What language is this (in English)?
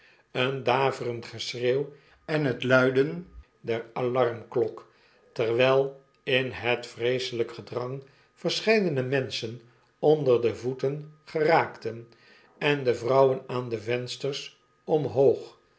Dutch